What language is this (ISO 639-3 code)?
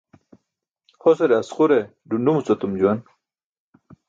bsk